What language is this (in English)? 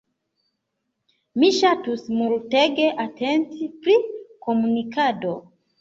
Esperanto